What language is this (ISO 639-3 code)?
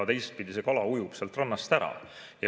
est